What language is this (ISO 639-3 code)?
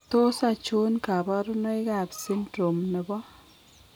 kln